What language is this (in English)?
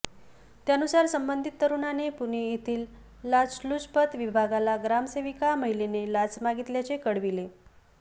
Marathi